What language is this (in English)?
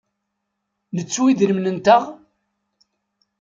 Kabyle